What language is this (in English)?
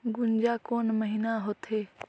Chhattisgarhi